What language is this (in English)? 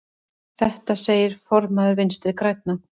Icelandic